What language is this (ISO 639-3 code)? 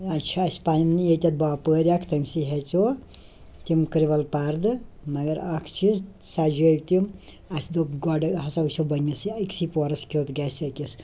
kas